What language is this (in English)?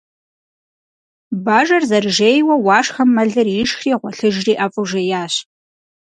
Kabardian